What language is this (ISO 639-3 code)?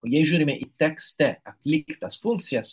lit